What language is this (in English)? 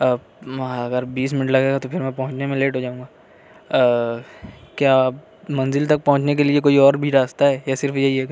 Urdu